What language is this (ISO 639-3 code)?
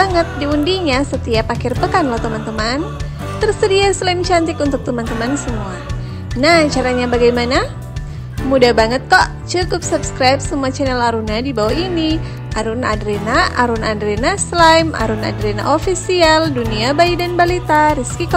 ind